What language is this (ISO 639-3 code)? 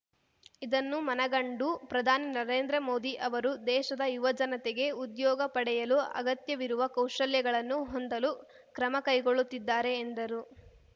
kan